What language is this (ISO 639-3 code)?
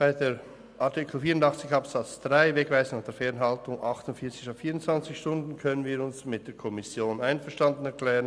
gsw